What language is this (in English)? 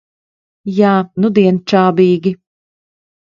Latvian